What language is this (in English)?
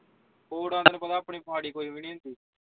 Punjabi